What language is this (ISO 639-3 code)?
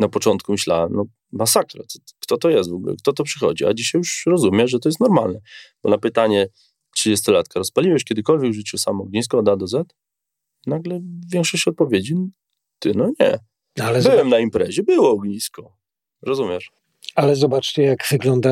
pol